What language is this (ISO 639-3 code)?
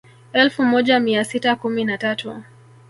swa